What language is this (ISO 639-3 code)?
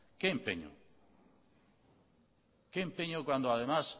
spa